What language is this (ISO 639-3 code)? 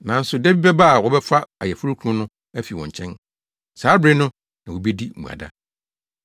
aka